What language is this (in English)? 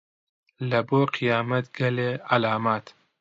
Central Kurdish